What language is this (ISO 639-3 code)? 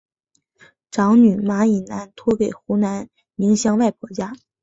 zho